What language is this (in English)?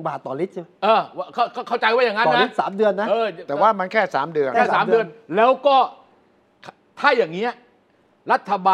Thai